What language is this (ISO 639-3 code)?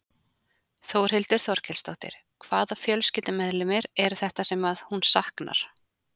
isl